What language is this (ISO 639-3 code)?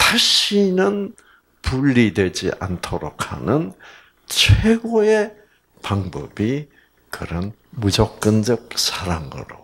kor